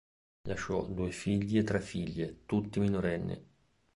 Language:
Italian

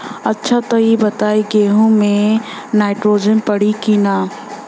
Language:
Bhojpuri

